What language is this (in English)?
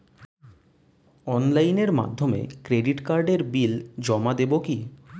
Bangla